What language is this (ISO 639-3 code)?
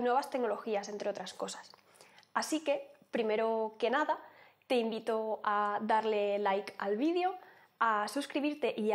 spa